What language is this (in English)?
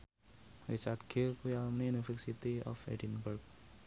Javanese